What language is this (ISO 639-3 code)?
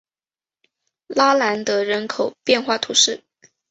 zho